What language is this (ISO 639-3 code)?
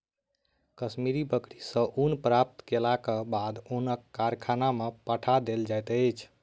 mai